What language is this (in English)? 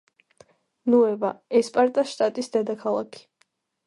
Georgian